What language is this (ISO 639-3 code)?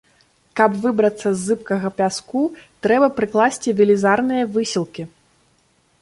bel